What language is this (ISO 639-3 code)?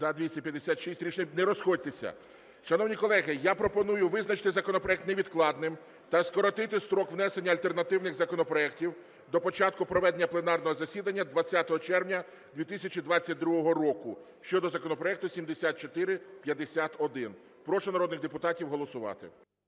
ukr